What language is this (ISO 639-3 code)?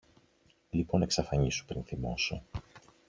ell